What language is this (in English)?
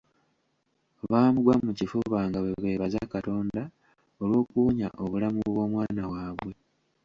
Ganda